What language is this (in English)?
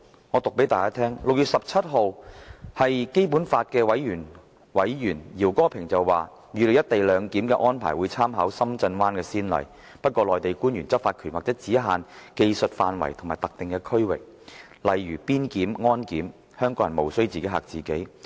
Cantonese